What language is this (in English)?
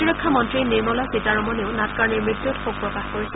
Assamese